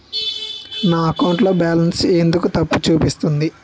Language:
Telugu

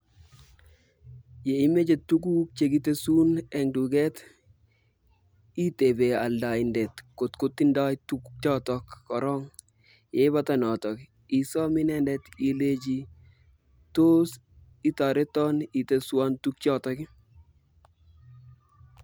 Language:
Kalenjin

